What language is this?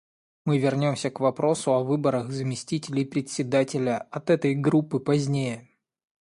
Russian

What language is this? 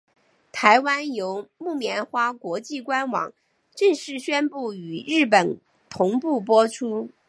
Chinese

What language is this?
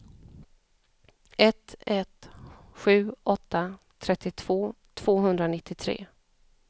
Swedish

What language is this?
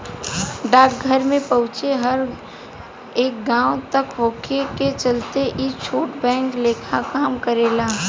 Bhojpuri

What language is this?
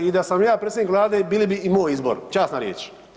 Croatian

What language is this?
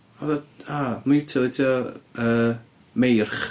Welsh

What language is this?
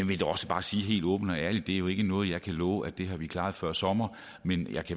Danish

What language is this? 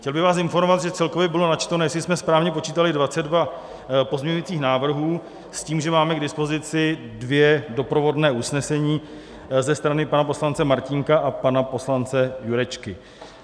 Czech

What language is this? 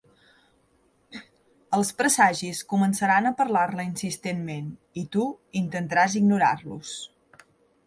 Catalan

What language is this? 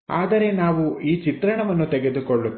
Kannada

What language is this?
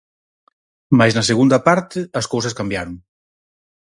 Galician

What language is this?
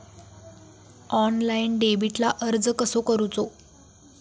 Marathi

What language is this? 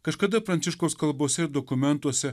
Lithuanian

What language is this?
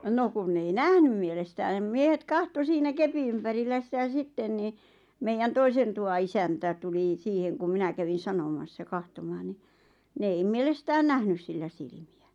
Finnish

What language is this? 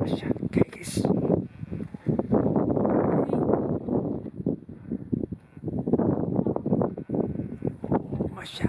Dutch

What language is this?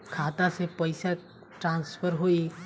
Bhojpuri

